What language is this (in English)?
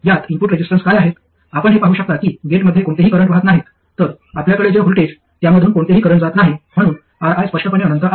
Marathi